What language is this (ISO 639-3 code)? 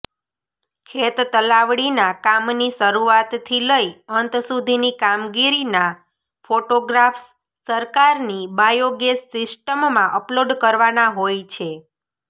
guj